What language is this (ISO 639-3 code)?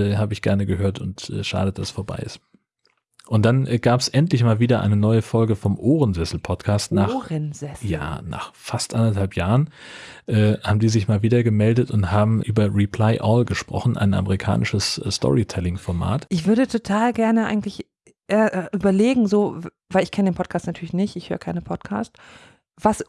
deu